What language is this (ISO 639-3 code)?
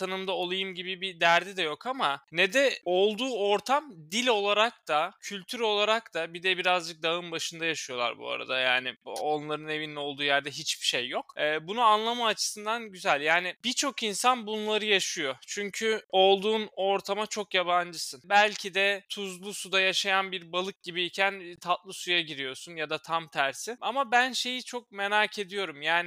tur